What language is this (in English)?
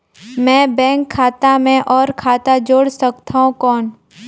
Chhattisgarhi